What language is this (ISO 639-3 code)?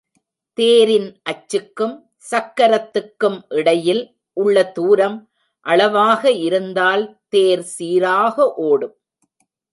tam